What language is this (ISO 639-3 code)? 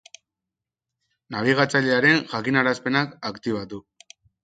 eus